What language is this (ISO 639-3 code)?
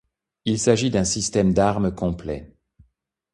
fra